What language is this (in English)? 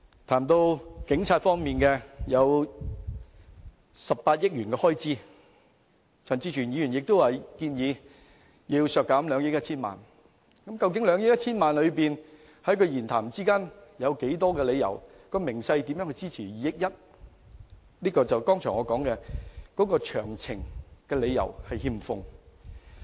Cantonese